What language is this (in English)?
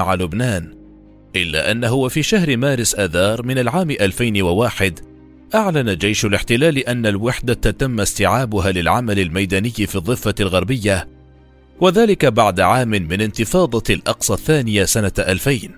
Arabic